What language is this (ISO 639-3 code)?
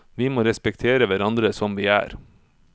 nor